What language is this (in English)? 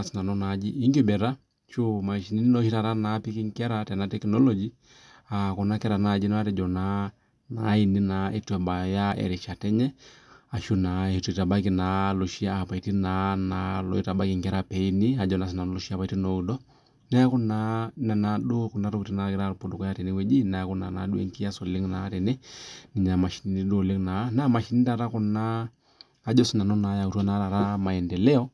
Masai